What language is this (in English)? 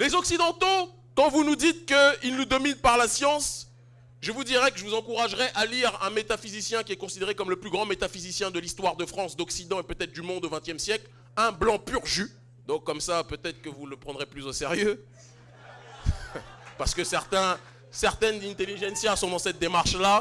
French